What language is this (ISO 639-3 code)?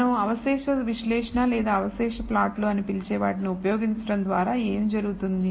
tel